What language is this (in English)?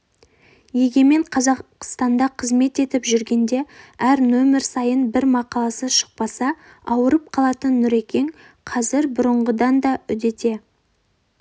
Kazakh